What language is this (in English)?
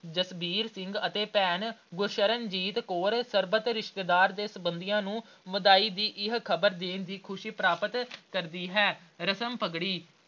Punjabi